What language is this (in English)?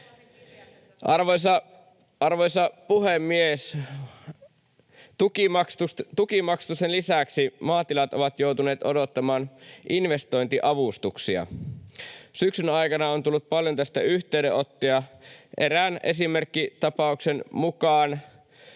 Finnish